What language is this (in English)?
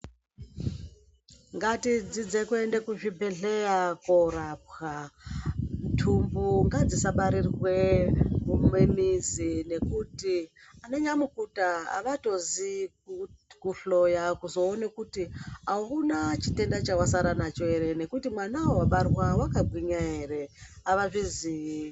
Ndau